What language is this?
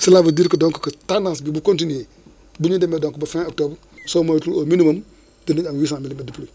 Wolof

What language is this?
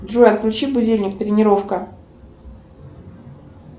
Russian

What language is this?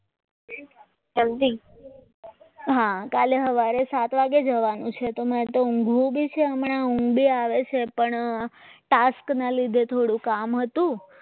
Gujarati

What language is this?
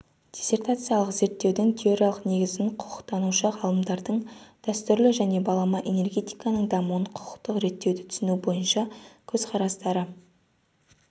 Kazakh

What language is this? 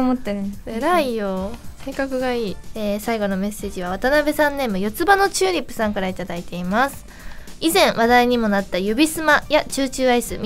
Japanese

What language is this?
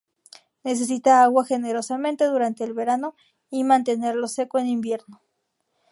Spanish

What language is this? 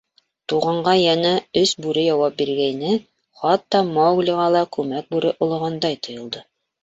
Bashkir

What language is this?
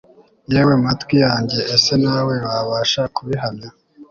Kinyarwanda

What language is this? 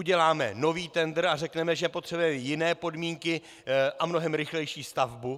Czech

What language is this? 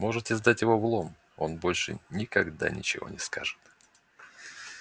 Russian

